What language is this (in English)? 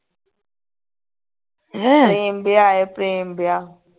Punjabi